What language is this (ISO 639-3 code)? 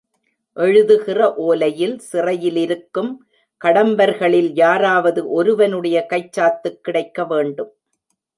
tam